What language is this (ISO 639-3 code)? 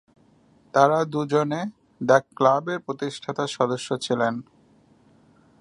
ben